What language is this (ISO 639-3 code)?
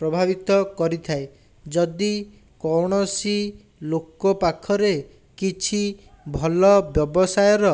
ori